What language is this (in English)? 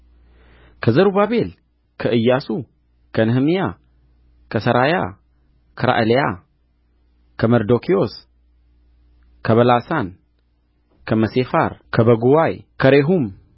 Amharic